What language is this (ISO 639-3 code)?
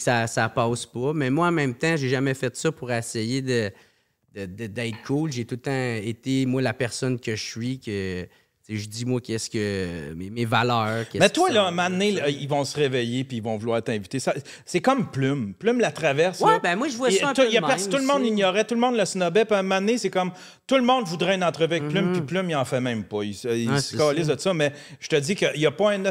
fra